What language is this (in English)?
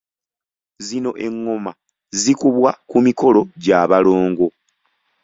Ganda